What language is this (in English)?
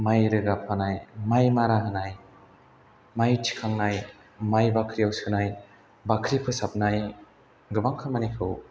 Bodo